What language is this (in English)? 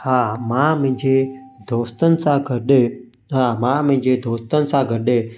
Sindhi